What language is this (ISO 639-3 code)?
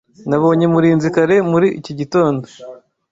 kin